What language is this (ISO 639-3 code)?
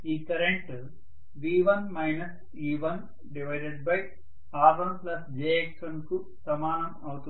tel